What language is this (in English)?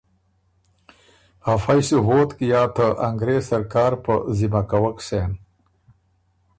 Ormuri